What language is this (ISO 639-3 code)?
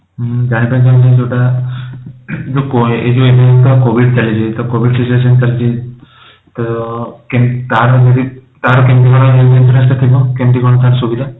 ori